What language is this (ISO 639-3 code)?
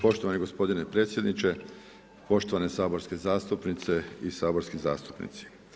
hrv